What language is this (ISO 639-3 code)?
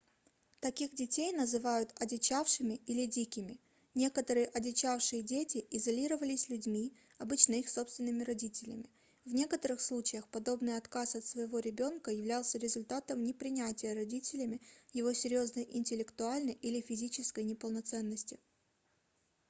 rus